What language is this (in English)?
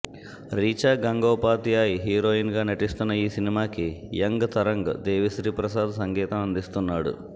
Telugu